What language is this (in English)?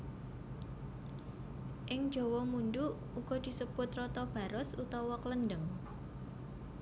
Javanese